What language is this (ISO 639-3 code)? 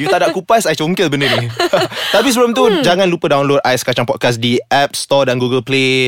msa